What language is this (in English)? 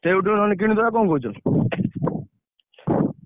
Odia